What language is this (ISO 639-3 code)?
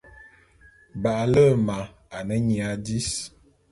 bum